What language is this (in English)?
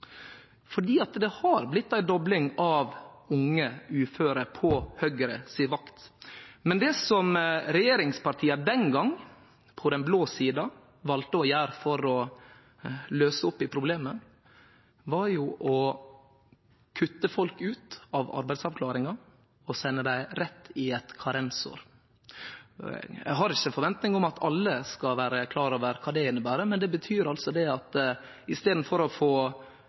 Norwegian Nynorsk